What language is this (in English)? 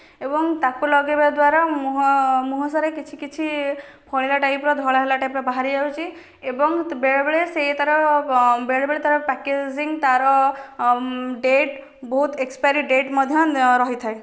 Odia